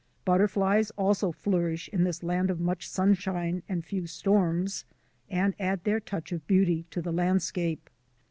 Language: English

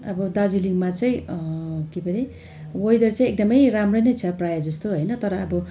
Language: Nepali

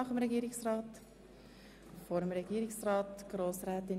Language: Swiss German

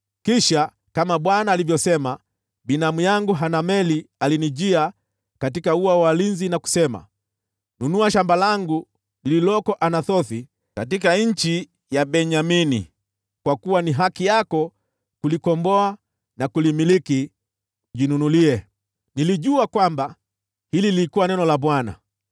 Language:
Swahili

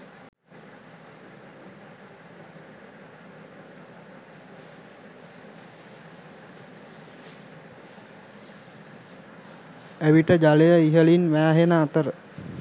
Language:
Sinhala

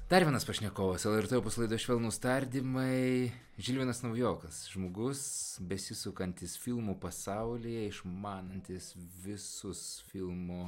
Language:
Lithuanian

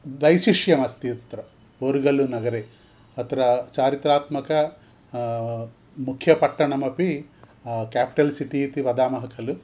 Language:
Sanskrit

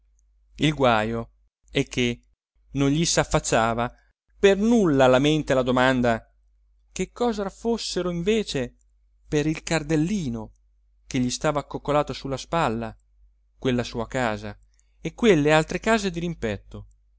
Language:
Italian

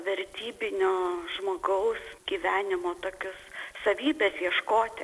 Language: Lithuanian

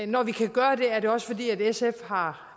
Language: Danish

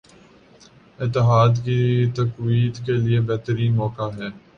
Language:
Urdu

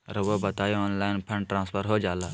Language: Magahi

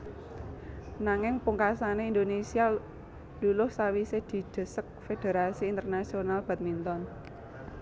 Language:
Javanese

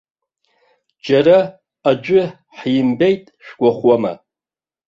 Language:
Abkhazian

